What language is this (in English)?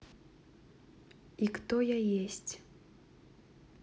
Russian